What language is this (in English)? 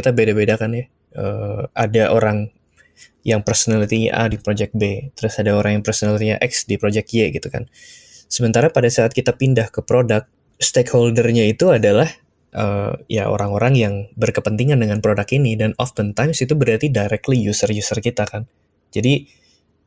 Indonesian